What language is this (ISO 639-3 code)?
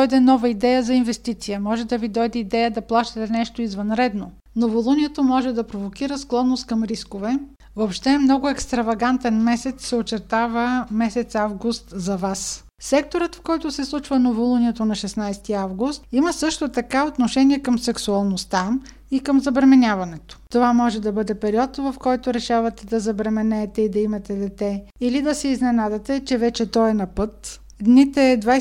bul